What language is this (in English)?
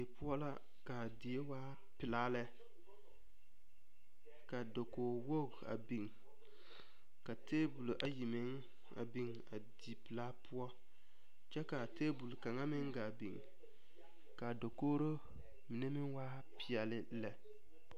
Southern Dagaare